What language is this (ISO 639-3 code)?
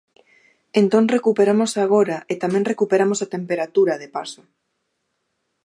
glg